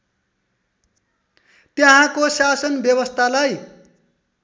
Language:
Nepali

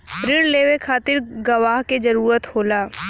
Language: Bhojpuri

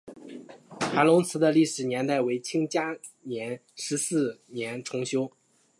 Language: Chinese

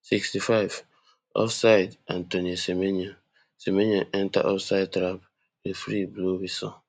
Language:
Nigerian Pidgin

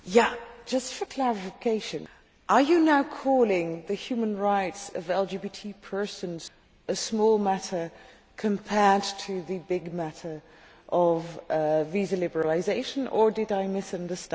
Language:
English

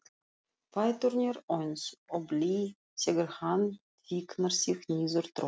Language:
Icelandic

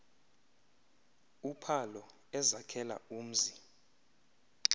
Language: Xhosa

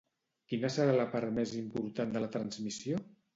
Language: Catalan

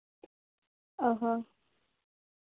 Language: Santali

